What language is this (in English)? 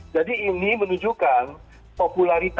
Indonesian